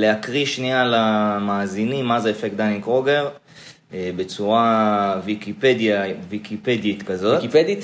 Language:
Hebrew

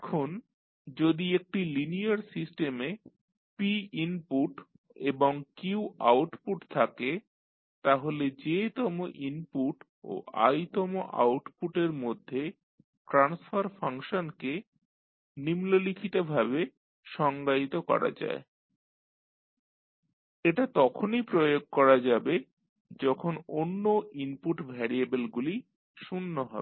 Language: Bangla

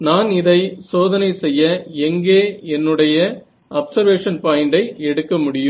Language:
Tamil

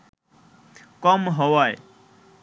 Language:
Bangla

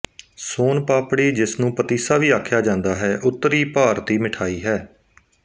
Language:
Punjabi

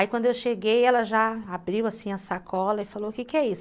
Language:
Portuguese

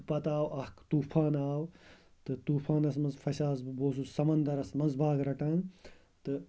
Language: Kashmiri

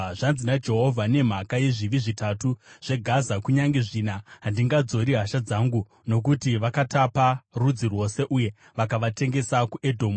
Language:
Shona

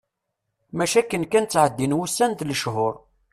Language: Kabyle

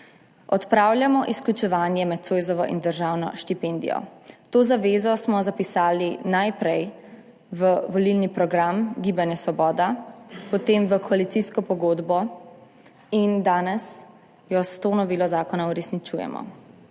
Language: Slovenian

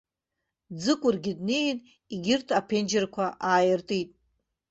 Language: Abkhazian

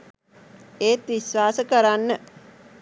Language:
Sinhala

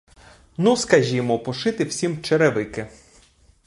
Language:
Ukrainian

